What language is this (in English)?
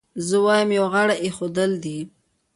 Pashto